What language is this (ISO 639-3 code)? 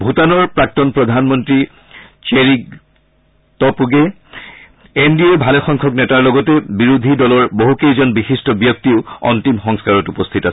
asm